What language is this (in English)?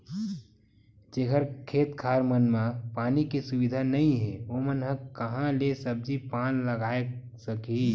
Chhattisgarhi